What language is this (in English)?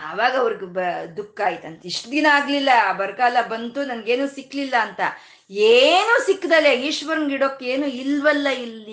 Kannada